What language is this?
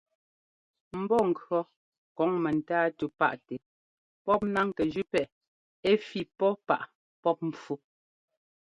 Ngomba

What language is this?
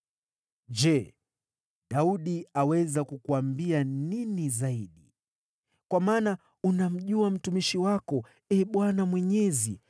Swahili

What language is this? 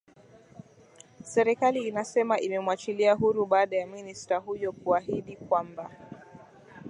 Swahili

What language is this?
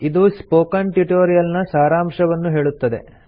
Kannada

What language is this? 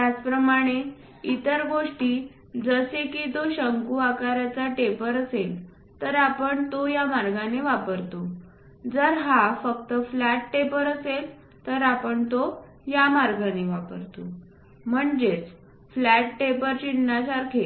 Marathi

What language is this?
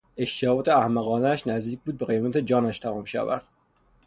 Persian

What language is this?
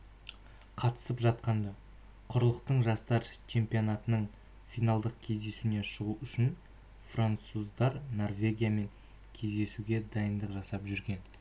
Kazakh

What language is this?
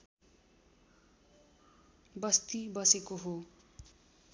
Nepali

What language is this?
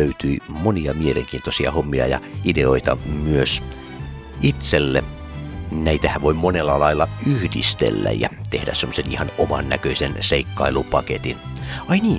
Finnish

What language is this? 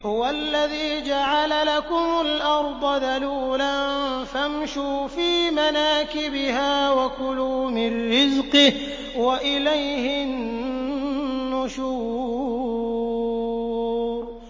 Arabic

